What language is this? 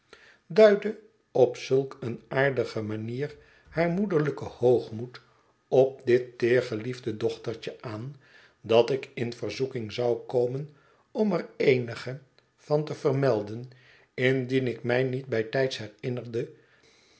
Dutch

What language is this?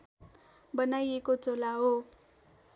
Nepali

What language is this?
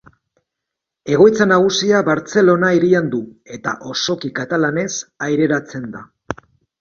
Basque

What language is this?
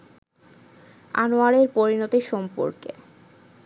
Bangla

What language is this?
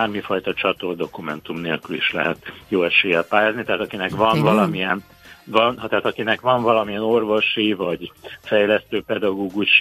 Hungarian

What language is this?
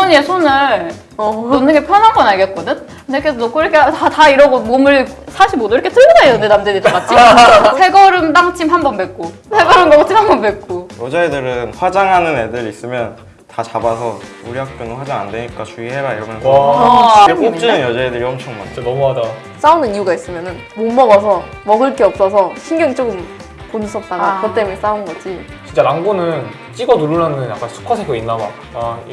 Korean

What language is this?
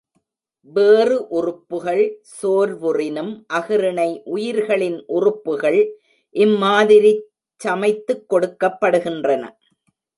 Tamil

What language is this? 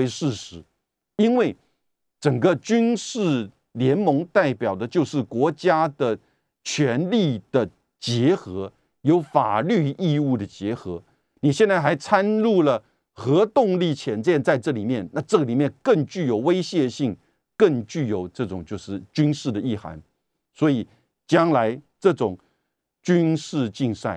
Chinese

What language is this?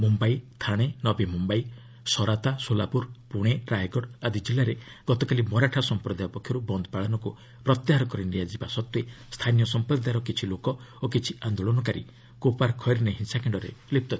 Odia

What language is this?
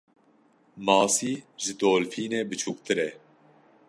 Kurdish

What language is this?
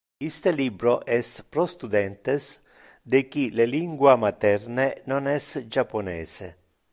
Interlingua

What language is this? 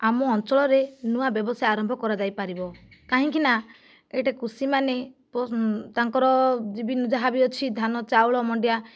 Odia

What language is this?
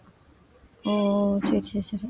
Tamil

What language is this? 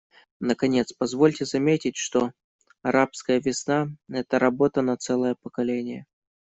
Russian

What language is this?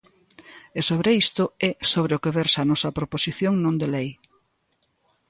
Galician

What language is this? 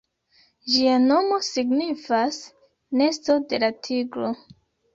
Esperanto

